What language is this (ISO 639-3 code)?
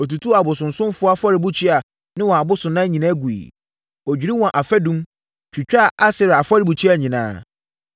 aka